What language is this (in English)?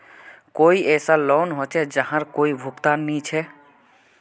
Magahi